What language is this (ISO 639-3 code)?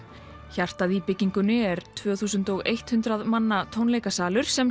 isl